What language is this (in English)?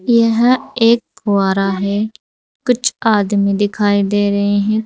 Hindi